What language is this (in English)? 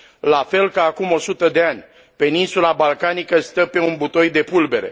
Romanian